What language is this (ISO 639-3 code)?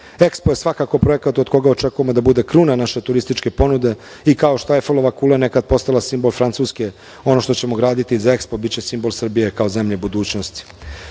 srp